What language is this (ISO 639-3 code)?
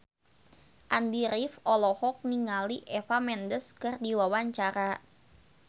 sun